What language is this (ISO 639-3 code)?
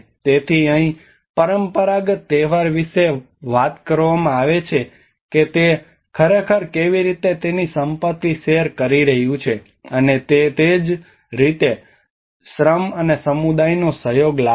guj